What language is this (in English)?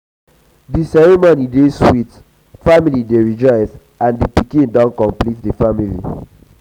Nigerian Pidgin